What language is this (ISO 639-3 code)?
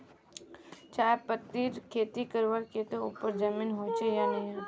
mag